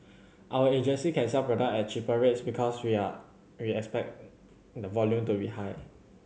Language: English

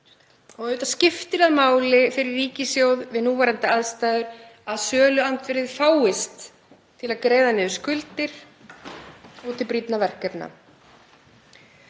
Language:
Icelandic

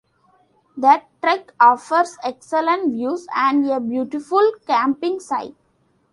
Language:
English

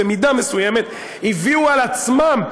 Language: Hebrew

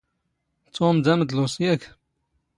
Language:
Standard Moroccan Tamazight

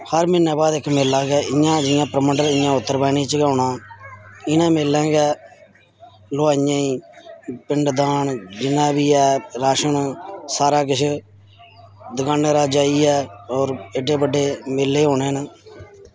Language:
Dogri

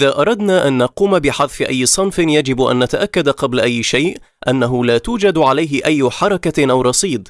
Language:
Arabic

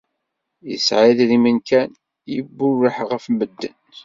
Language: Kabyle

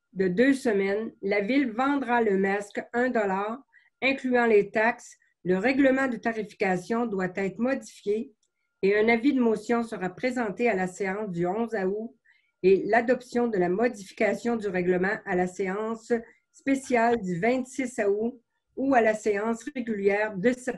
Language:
French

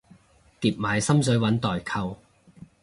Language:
Cantonese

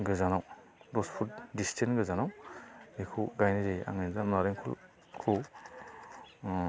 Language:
Bodo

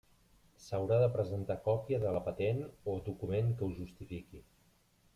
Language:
Catalan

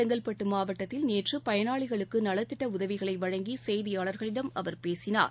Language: Tamil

